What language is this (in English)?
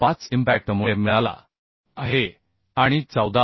Marathi